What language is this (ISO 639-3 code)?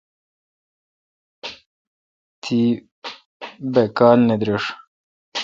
xka